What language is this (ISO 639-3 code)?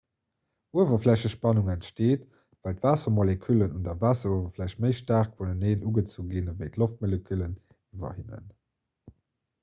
ltz